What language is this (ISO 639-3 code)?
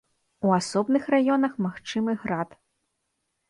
bel